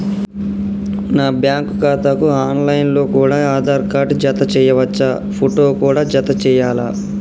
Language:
Telugu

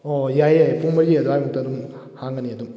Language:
Manipuri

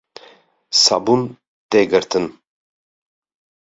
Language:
Kurdish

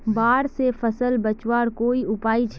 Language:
Magahi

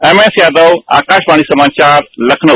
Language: Hindi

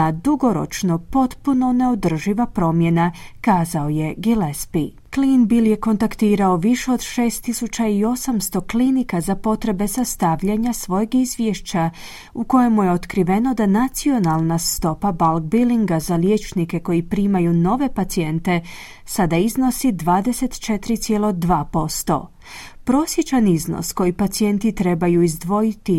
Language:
Croatian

